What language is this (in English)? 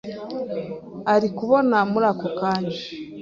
Kinyarwanda